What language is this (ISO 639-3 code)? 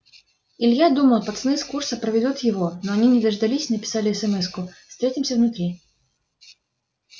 rus